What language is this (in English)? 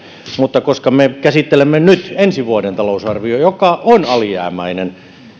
Finnish